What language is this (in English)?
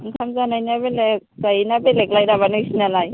Bodo